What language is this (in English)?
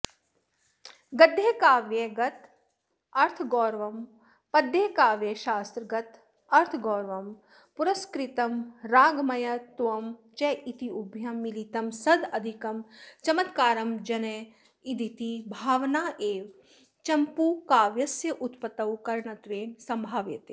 Sanskrit